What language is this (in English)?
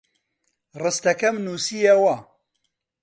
Central Kurdish